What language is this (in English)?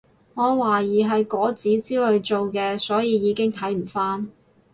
Cantonese